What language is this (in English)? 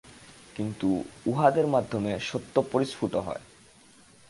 Bangla